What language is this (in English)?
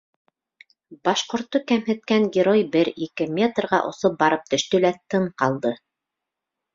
Bashkir